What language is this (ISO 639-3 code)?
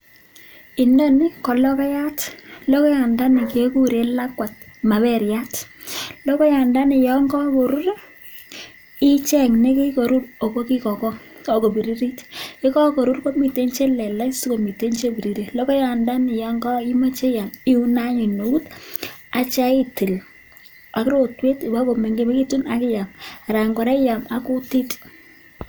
kln